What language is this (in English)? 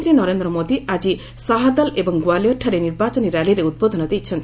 Odia